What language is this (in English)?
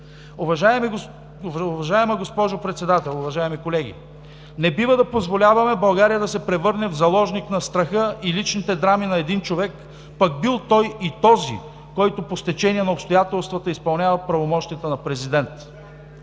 Bulgarian